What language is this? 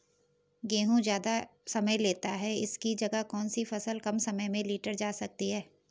Hindi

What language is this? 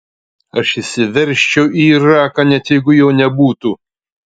Lithuanian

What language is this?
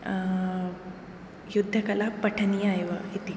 Sanskrit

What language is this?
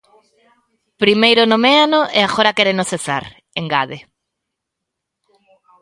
Galician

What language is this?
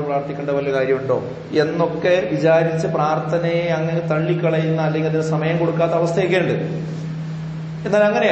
Arabic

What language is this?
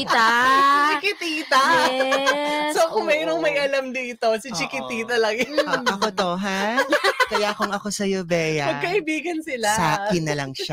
Filipino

